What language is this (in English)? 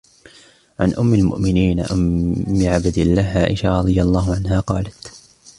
Arabic